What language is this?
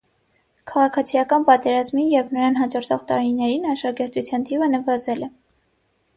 Armenian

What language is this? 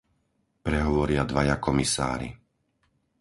Slovak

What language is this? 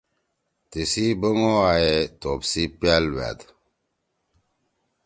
Torwali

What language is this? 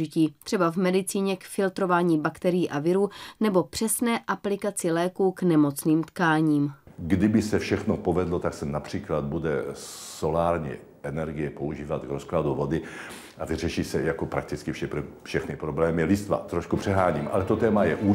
Czech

